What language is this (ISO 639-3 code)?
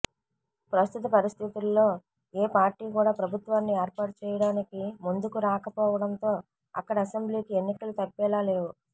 tel